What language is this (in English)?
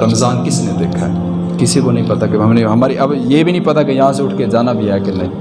Urdu